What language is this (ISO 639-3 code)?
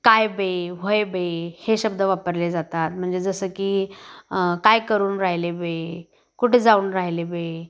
mar